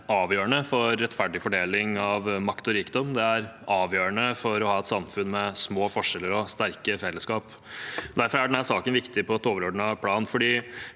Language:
Norwegian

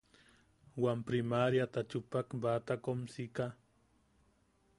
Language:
Yaqui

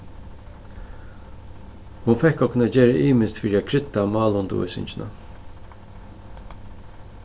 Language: Faroese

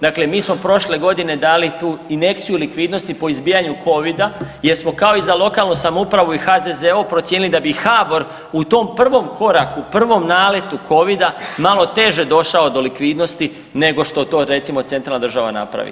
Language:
Croatian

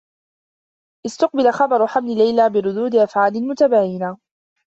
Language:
Arabic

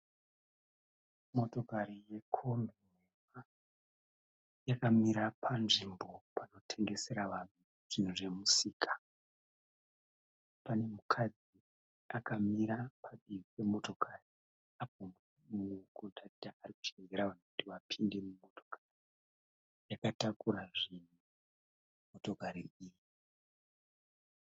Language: Shona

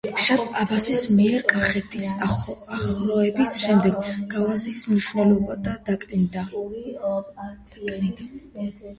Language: Georgian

